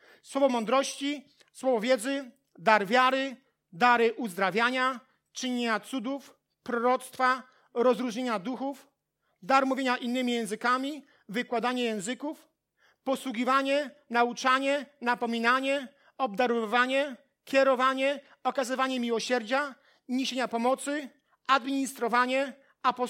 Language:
Polish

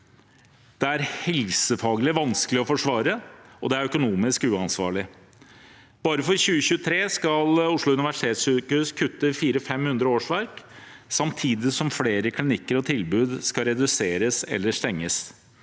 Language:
Norwegian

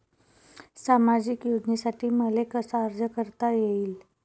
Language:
Marathi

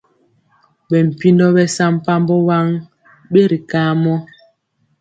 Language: Mpiemo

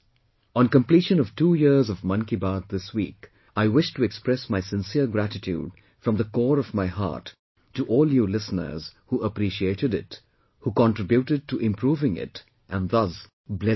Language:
English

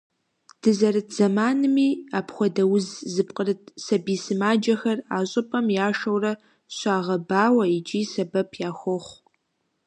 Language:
Kabardian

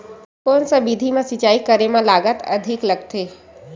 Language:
Chhattisgarhi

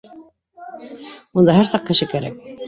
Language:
Bashkir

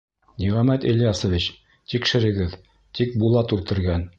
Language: Bashkir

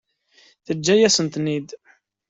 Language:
Kabyle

